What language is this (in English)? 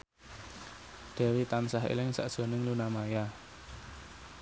Javanese